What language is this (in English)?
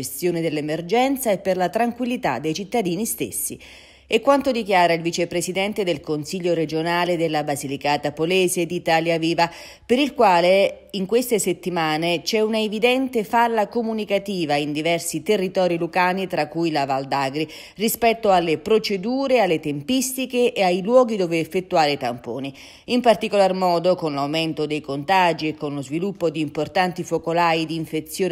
Italian